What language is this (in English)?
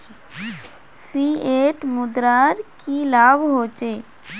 Magahi